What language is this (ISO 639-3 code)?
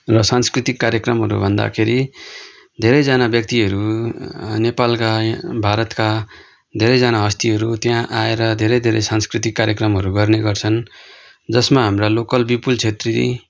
nep